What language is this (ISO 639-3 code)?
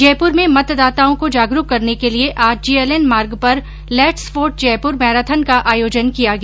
hin